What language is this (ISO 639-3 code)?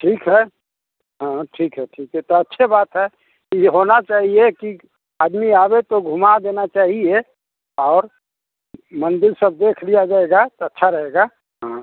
hin